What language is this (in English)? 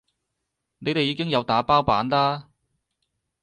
Cantonese